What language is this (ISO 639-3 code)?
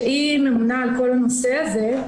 heb